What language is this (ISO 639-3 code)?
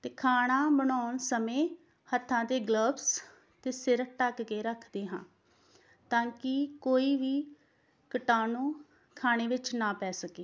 pan